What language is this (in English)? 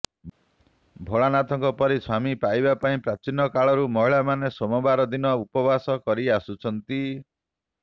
Odia